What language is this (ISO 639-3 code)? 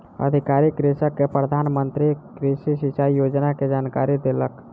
mai